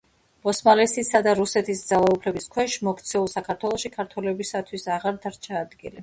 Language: Georgian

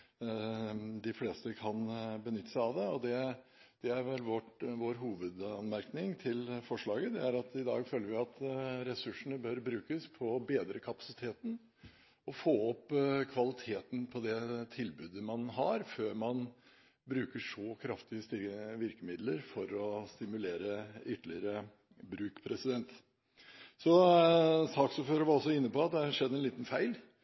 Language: Norwegian Bokmål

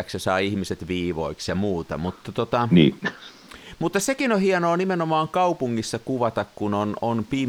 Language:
Finnish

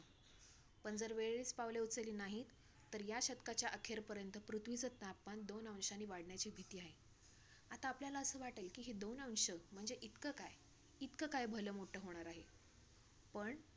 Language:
Marathi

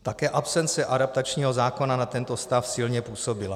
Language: Czech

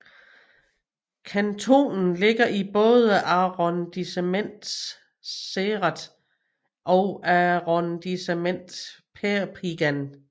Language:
Danish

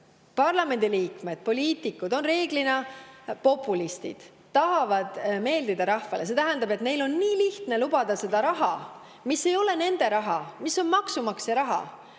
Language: Estonian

